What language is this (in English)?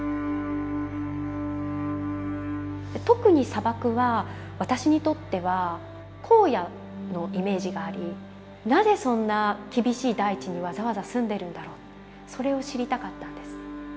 Japanese